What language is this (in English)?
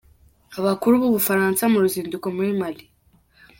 Kinyarwanda